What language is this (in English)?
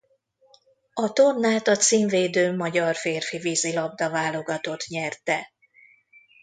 Hungarian